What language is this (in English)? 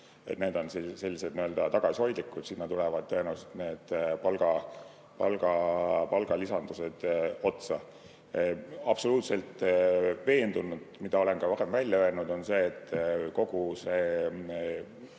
Estonian